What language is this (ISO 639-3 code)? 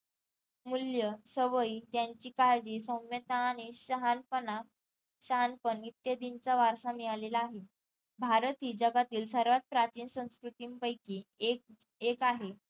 mar